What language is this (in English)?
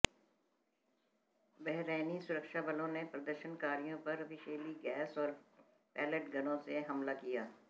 Hindi